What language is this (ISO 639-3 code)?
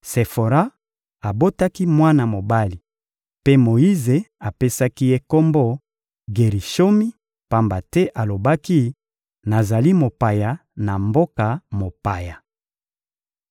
lin